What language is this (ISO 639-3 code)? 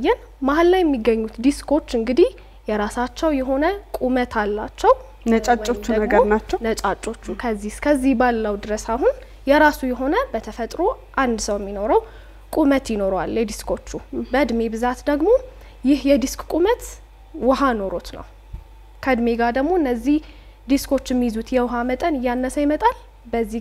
ara